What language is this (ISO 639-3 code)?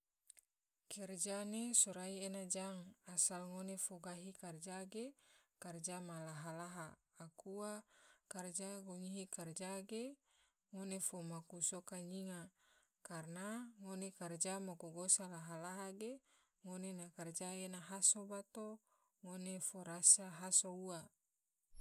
tvo